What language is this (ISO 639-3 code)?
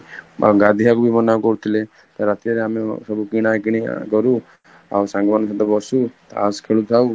ori